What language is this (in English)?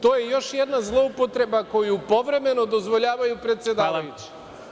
Serbian